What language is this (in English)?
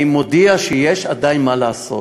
Hebrew